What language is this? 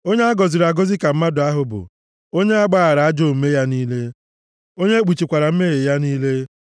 Igbo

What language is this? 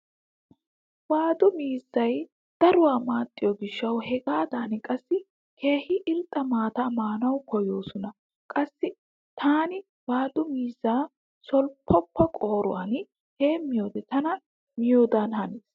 Wolaytta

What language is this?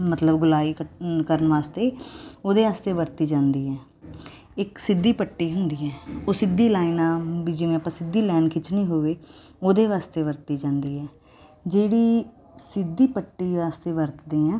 Punjabi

